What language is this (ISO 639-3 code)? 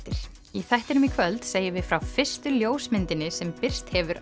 isl